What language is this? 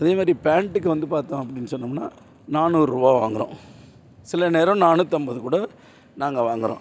Tamil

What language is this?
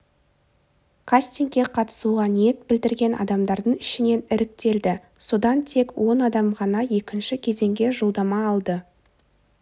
Kazakh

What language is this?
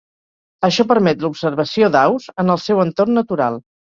Catalan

